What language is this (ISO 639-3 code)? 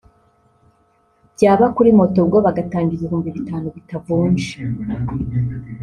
kin